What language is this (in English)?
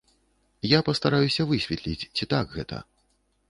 Belarusian